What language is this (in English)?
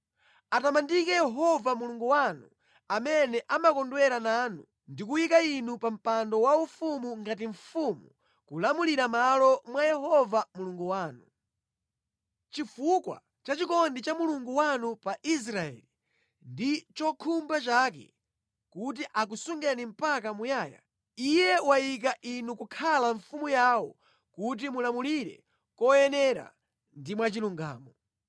Nyanja